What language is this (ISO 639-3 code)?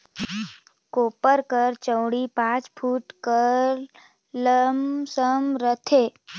hne